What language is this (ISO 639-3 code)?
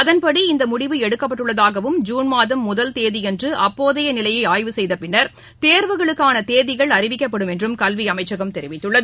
tam